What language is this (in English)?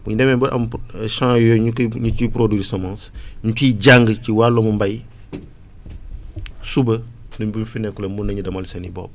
Wolof